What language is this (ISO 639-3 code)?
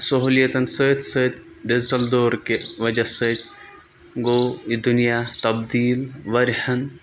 kas